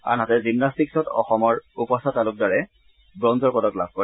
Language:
Assamese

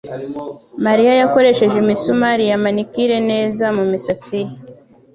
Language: Kinyarwanda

